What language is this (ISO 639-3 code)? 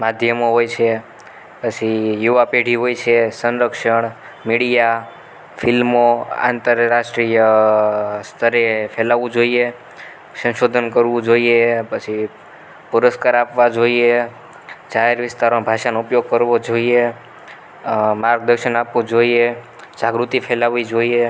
guj